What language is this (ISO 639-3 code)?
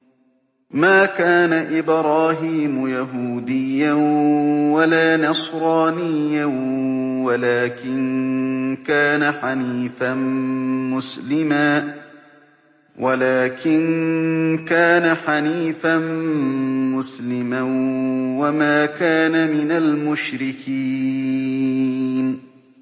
ara